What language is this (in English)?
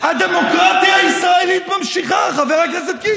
Hebrew